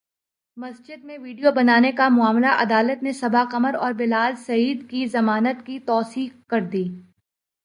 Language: Urdu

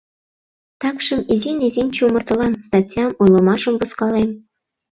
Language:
Mari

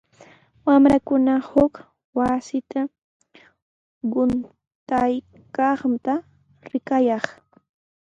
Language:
Sihuas Ancash Quechua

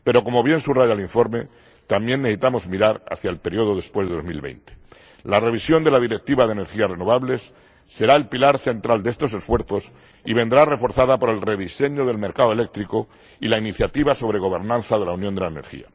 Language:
Spanish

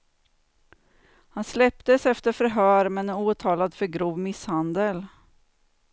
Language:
Swedish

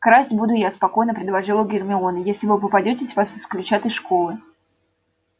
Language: Russian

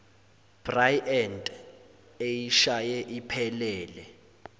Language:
Zulu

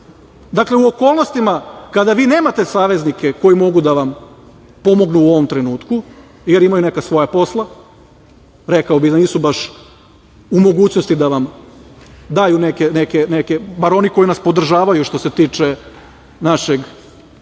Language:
Serbian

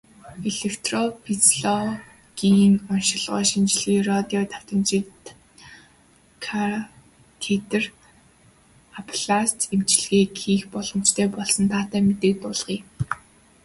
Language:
Mongolian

